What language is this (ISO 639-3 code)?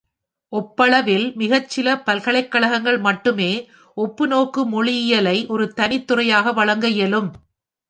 tam